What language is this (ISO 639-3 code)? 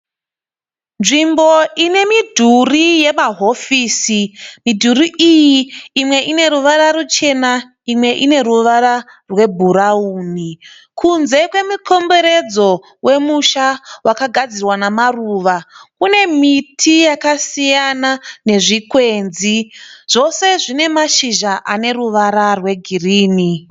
sna